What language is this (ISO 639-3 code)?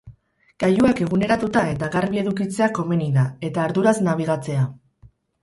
eus